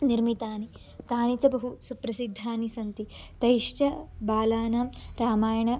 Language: Sanskrit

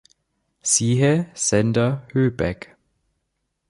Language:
German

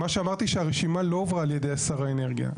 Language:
Hebrew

